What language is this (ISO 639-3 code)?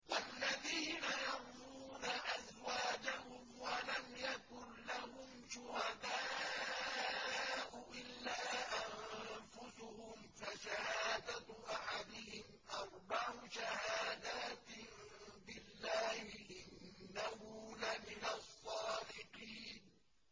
ara